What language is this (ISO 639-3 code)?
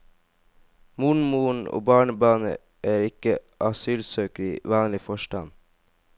nor